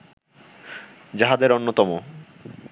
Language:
Bangla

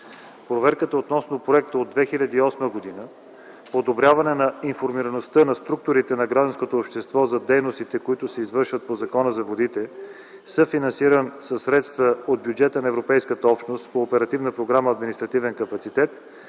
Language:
Bulgarian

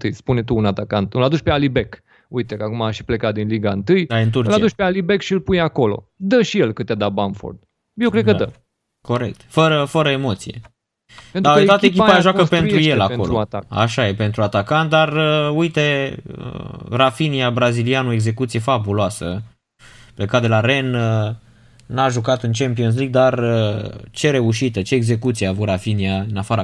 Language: Romanian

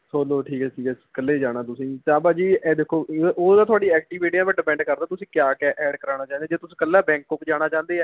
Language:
Punjabi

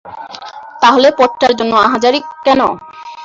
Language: Bangla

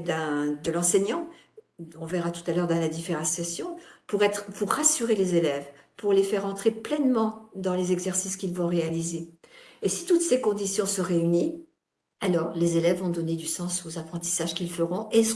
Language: French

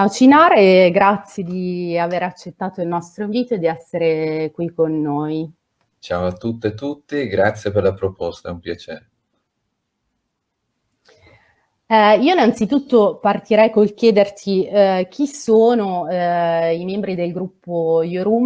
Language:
Italian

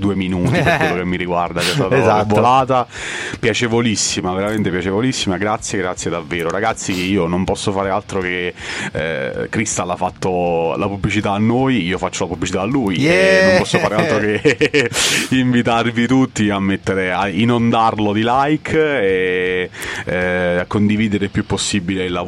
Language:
Italian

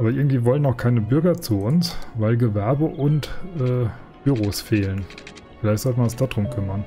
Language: German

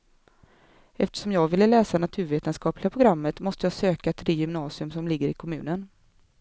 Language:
Swedish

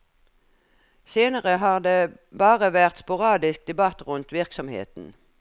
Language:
Norwegian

